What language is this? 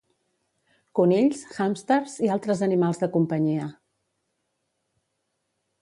Catalan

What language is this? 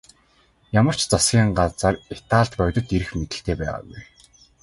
Mongolian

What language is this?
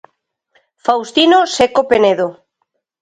Galician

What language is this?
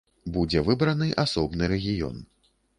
Belarusian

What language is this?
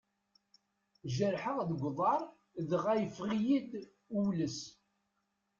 Kabyle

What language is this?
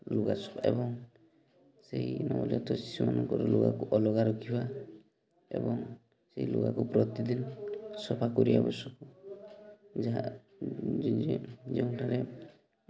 Odia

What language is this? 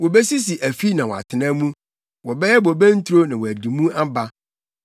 Akan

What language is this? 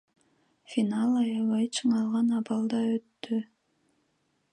Kyrgyz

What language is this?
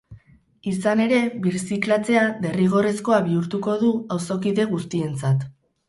Basque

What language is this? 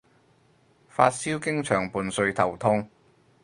Cantonese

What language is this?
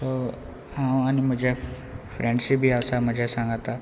Konkani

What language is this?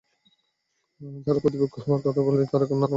Bangla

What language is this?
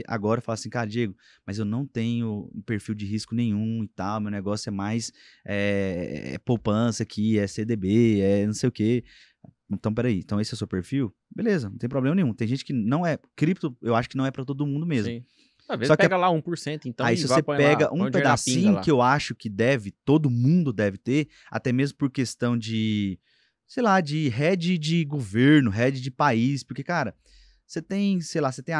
Portuguese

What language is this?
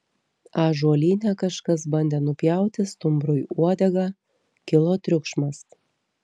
Lithuanian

